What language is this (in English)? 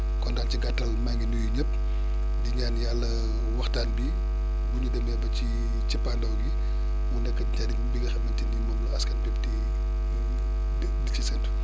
Wolof